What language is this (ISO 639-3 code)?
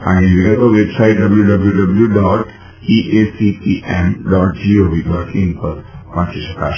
guj